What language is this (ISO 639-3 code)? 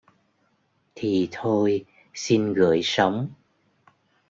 vie